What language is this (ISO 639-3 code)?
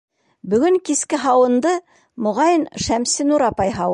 bak